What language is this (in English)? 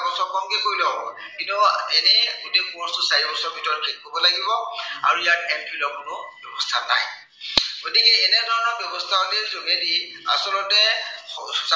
Assamese